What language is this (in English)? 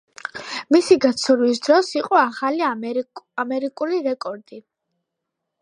Georgian